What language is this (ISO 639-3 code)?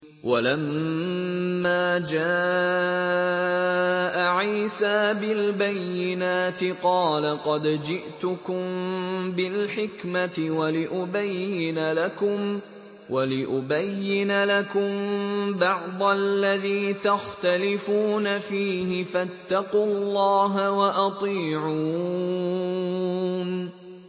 ara